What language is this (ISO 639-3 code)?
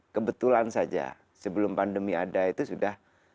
ind